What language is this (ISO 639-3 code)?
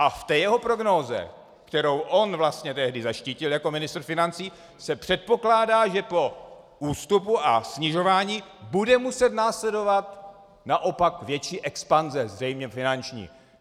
ces